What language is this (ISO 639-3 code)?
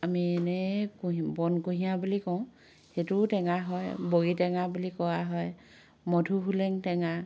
asm